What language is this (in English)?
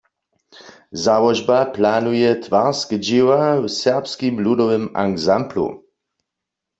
Upper Sorbian